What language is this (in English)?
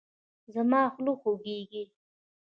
Pashto